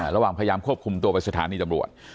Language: Thai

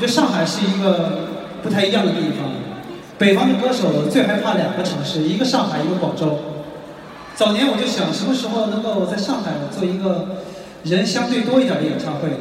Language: Chinese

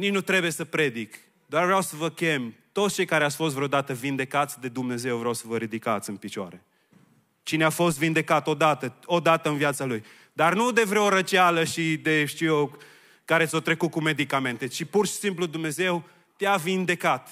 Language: Romanian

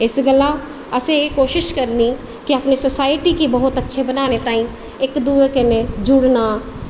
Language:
Dogri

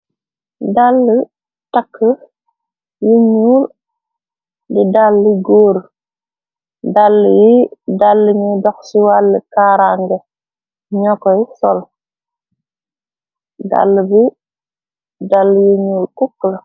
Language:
Wolof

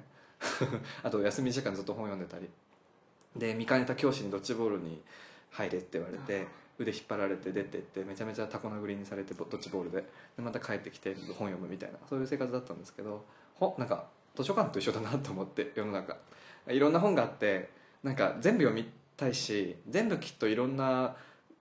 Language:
Japanese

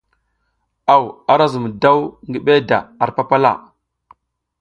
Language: South Giziga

